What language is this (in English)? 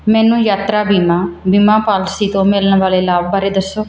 Punjabi